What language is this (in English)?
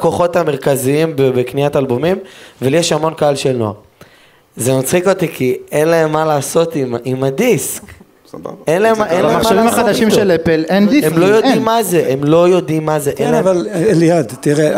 Hebrew